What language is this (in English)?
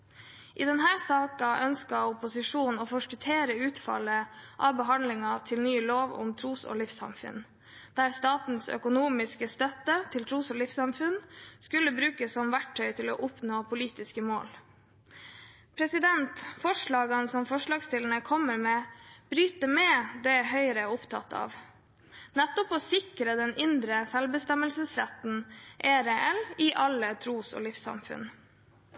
Norwegian Bokmål